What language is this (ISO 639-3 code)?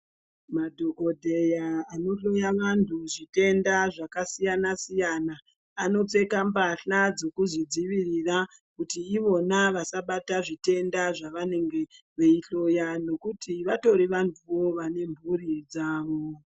ndc